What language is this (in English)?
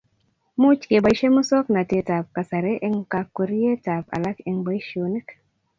Kalenjin